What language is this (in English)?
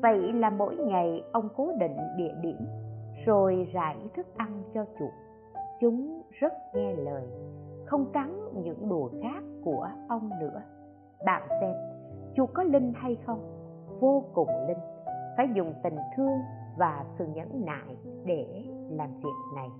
Vietnamese